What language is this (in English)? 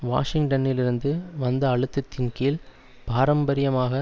Tamil